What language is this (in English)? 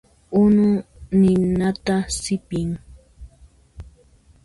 Puno Quechua